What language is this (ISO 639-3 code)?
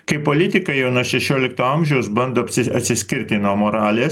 lit